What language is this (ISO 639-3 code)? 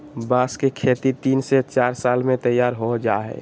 mag